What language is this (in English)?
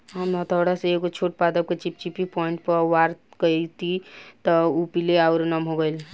Bhojpuri